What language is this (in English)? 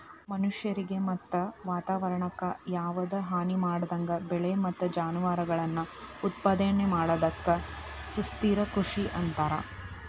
Kannada